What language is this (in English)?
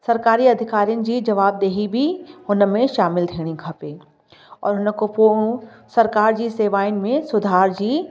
Sindhi